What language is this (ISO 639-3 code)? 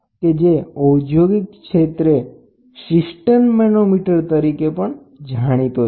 guj